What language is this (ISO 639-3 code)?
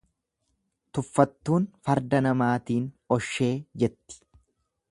orm